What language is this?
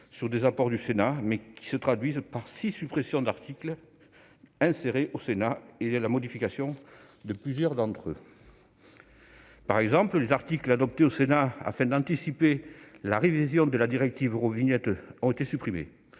French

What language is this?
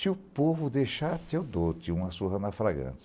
Portuguese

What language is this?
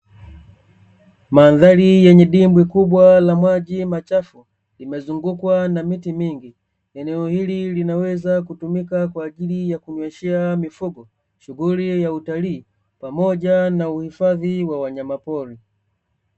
Swahili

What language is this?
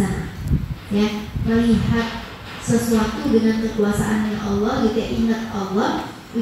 Indonesian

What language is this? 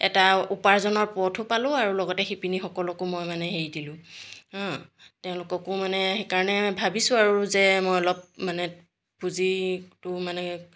Assamese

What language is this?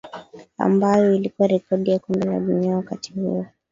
Swahili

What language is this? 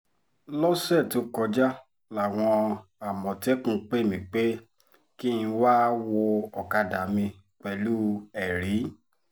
Yoruba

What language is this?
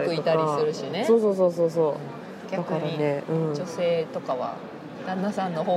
Japanese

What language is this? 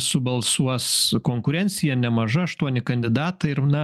Lithuanian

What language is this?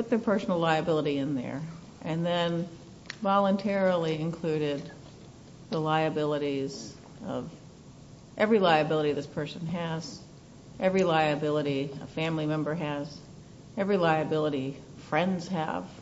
English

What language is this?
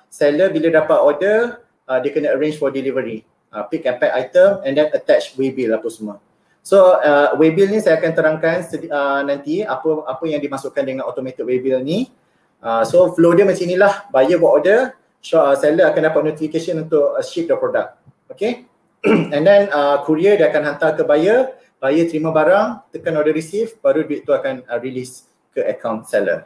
Malay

